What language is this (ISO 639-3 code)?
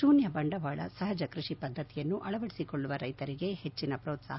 kan